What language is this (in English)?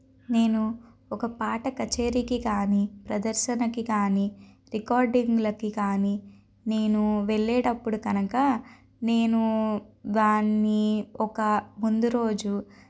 Telugu